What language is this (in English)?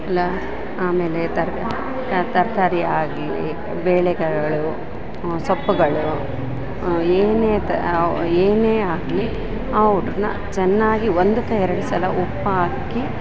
Kannada